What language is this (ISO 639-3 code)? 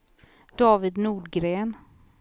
swe